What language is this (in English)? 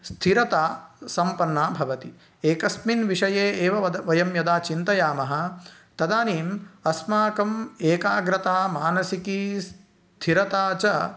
Sanskrit